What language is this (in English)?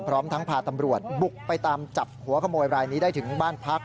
Thai